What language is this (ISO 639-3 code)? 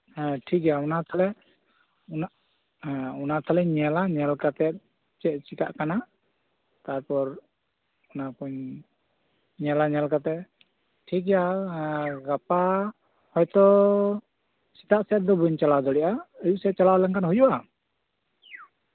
sat